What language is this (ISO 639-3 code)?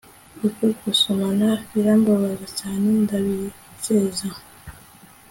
kin